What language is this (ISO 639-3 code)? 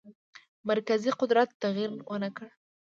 pus